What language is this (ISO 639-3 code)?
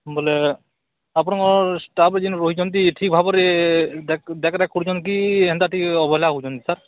ori